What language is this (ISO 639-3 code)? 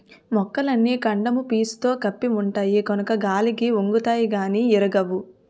tel